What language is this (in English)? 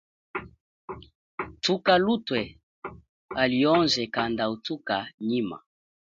Chokwe